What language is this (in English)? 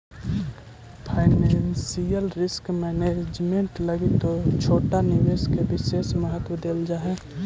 Magahi